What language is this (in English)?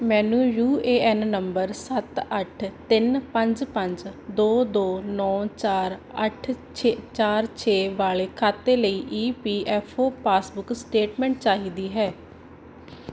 Punjabi